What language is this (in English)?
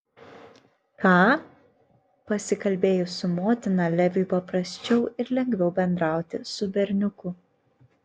Lithuanian